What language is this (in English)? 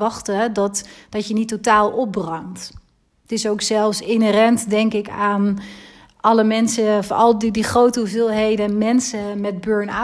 Dutch